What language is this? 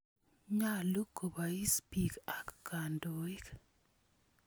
Kalenjin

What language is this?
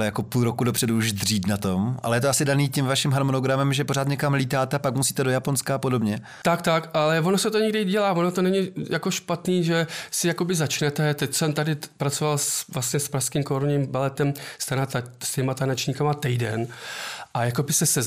Czech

